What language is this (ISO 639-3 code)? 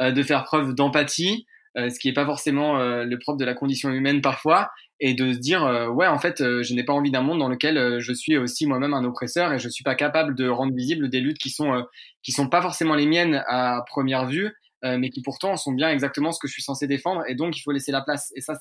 fra